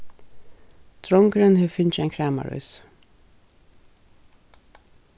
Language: Faroese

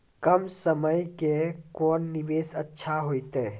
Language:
Maithili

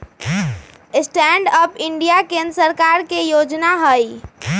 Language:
Magahi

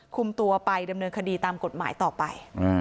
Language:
Thai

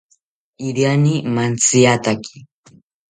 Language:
South Ucayali Ashéninka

